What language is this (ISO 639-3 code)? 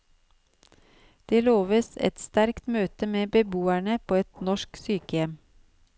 nor